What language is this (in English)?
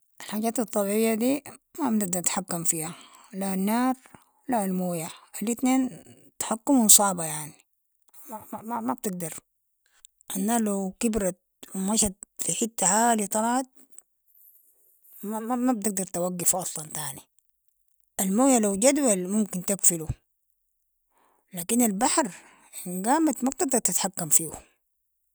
Sudanese Arabic